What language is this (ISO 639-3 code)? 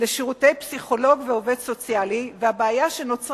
heb